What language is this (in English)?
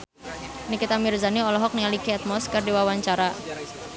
Sundanese